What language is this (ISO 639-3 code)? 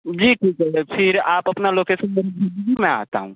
hin